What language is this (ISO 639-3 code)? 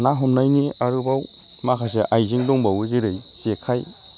brx